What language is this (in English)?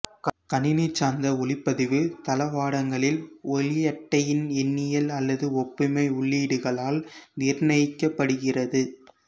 Tamil